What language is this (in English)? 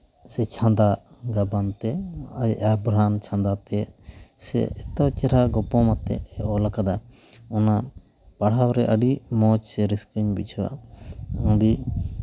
Santali